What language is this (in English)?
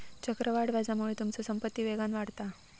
Marathi